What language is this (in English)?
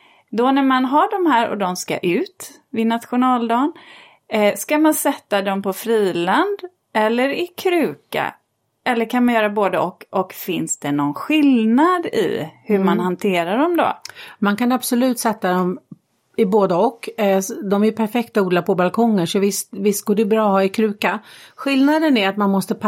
Swedish